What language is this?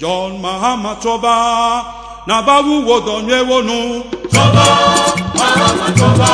Romanian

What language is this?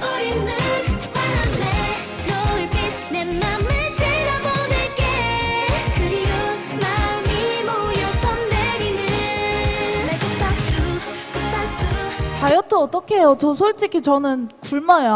Korean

